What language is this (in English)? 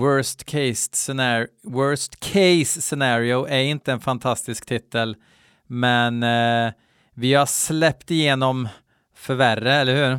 Swedish